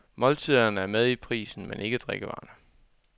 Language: Danish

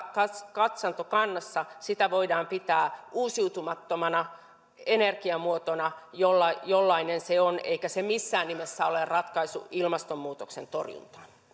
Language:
Finnish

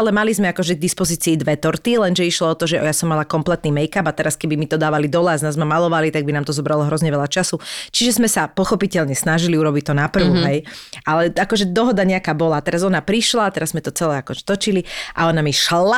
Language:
Slovak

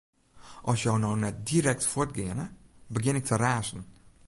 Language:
Western Frisian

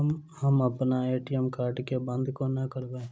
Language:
Maithili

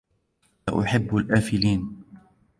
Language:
Arabic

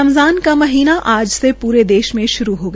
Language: Hindi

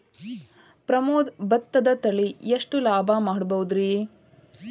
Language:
Kannada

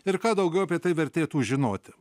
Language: Lithuanian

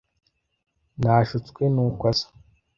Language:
Kinyarwanda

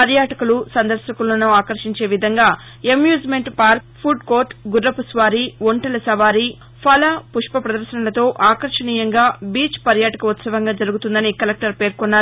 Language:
Telugu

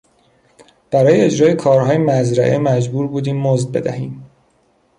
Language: Persian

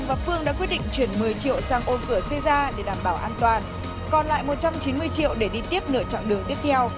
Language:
Vietnamese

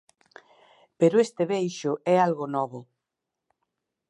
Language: Galician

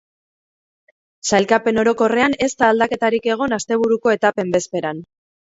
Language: Basque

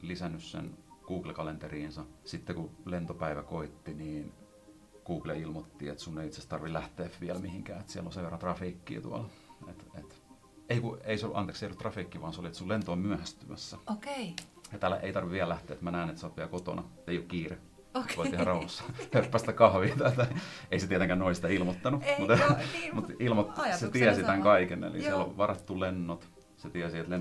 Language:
Finnish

